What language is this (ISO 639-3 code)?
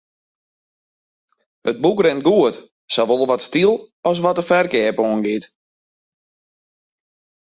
fry